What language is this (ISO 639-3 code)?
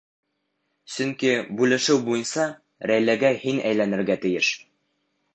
bak